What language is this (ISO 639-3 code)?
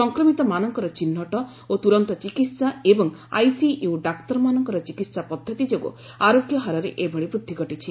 ori